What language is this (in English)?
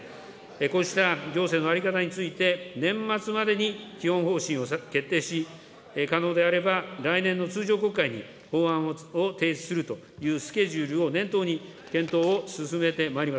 Japanese